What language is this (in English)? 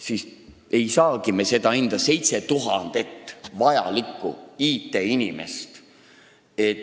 Estonian